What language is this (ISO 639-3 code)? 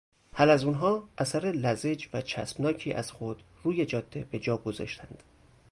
fas